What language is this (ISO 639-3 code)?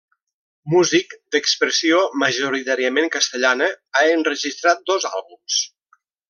cat